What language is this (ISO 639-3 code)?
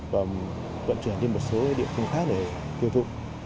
vie